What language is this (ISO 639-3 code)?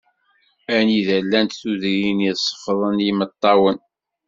kab